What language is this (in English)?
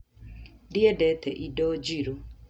Kikuyu